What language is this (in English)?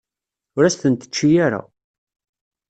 Kabyle